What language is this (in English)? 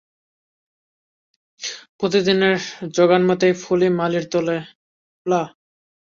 Bangla